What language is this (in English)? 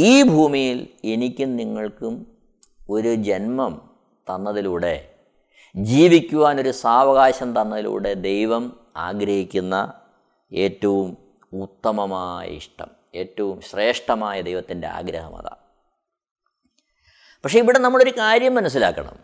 Malayalam